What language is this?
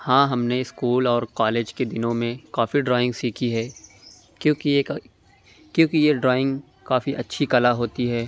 Urdu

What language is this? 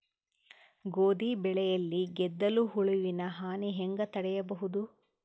Kannada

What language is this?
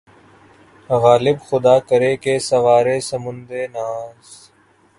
Urdu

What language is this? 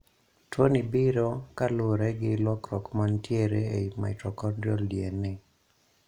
Luo (Kenya and Tanzania)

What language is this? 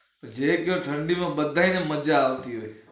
Gujarati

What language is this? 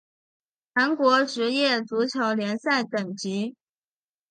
Chinese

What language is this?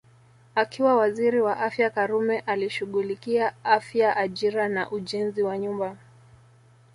Swahili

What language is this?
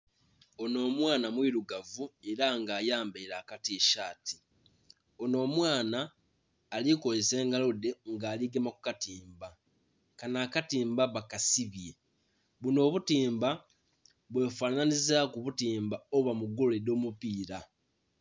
Soga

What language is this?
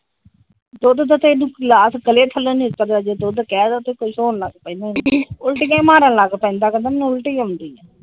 Punjabi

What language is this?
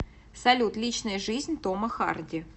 Russian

